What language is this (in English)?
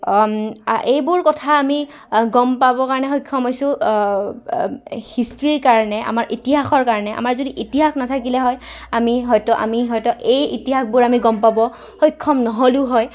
Assamese